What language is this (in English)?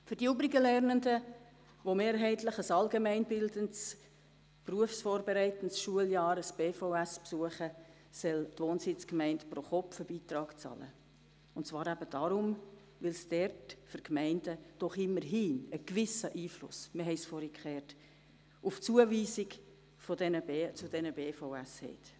Swiss German